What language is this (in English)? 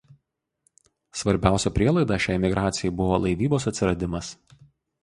Lithuanian